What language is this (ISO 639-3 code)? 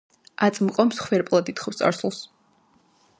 kat